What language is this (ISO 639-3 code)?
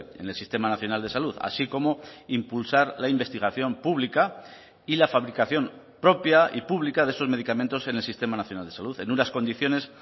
spa